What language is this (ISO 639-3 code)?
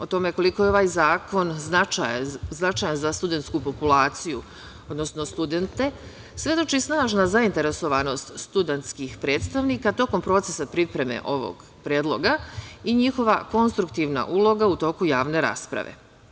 srp